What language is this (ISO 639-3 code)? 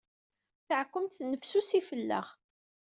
kab